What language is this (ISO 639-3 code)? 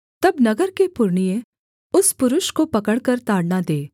hin